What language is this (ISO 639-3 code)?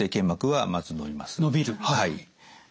jpn